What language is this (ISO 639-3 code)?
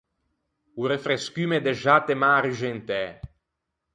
lij